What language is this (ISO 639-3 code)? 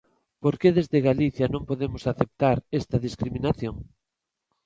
glg